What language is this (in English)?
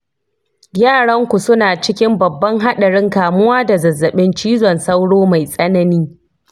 Hausa